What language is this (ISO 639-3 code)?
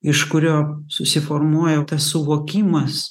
lit